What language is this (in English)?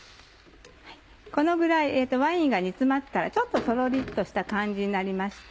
Japanese